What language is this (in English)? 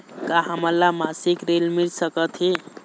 Chhattisgarhi